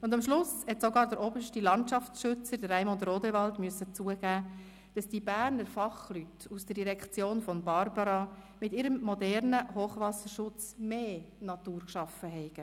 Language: Swiss German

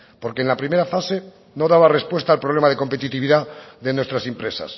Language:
Spanish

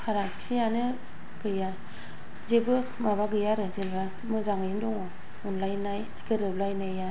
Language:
Bodo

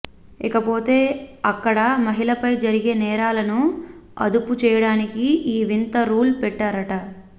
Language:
Telugu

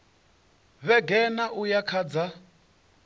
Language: Venda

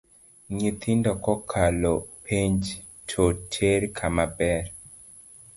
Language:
Luo (Kenya and Tanzania)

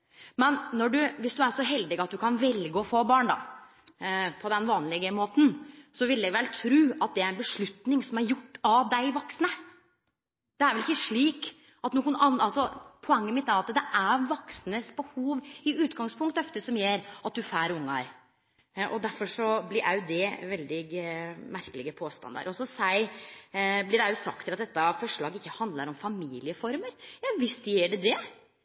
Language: Norwegian Nynorsk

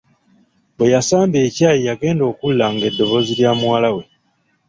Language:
Ganda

